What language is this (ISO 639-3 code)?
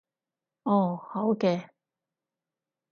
yue